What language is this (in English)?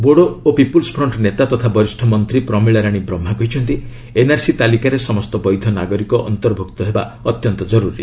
Odia